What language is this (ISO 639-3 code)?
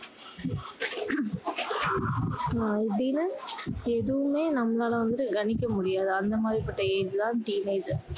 tam